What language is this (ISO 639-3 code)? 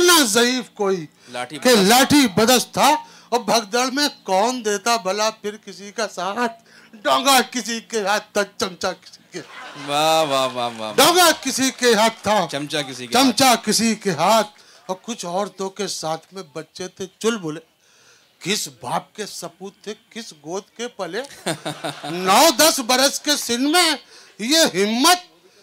urd